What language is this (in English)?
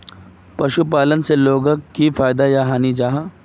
Magahi